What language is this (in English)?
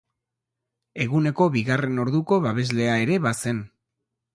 Basque